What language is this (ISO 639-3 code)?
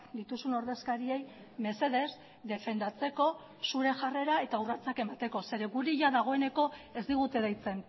eus